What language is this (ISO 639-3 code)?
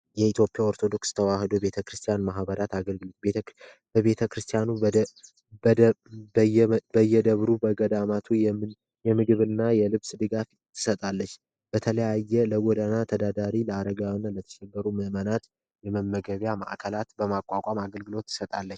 amh